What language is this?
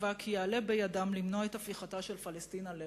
Hebrew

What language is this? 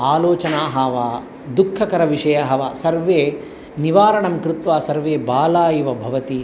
Sanskrit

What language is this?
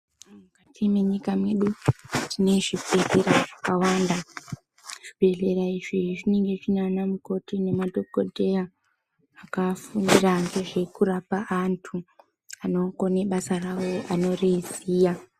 Ndau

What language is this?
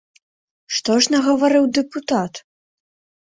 Belarusian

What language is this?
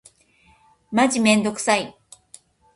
Japanese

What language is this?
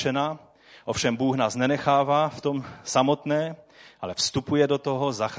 Czech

